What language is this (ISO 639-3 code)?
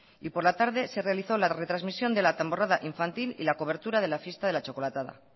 spa